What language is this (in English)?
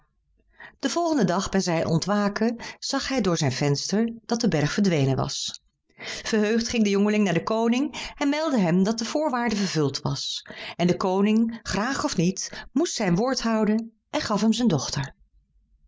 Dutch